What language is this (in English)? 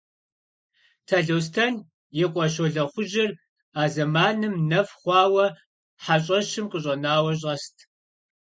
Kabardian